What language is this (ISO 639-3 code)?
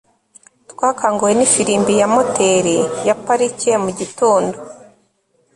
kin